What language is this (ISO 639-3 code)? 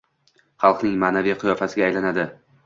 uzb